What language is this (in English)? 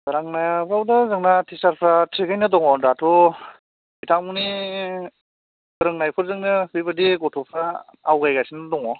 Bodo